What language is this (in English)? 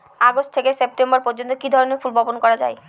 Bangla